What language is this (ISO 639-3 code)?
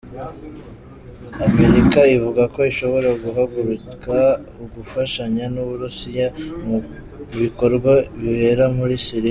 kin